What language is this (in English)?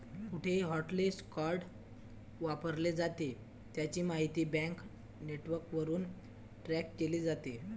Marathi